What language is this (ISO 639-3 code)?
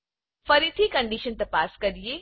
guj